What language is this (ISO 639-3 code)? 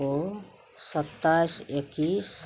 mai